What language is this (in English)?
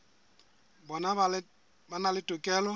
Southern Sotho